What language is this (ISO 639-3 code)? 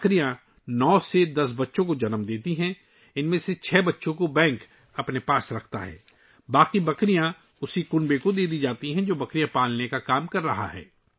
urd